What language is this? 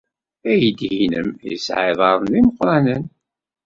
Kabyle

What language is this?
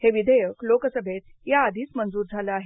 Marathi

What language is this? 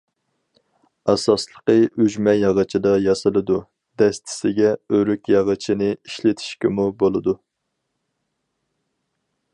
Uyghur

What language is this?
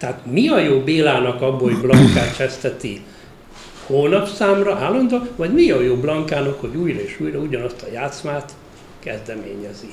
Hungarian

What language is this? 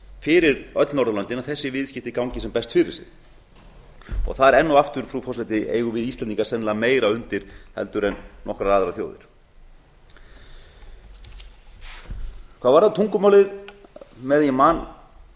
Icelandic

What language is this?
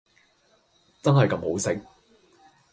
Cantonese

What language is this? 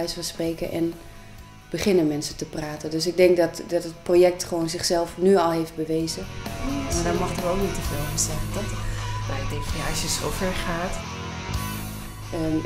Dutch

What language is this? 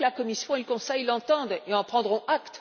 French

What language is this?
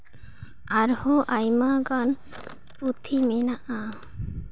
Santali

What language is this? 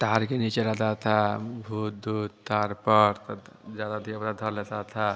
Hindi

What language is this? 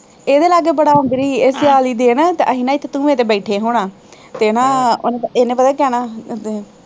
Punjabi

